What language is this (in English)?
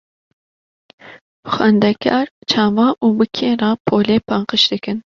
Kurdish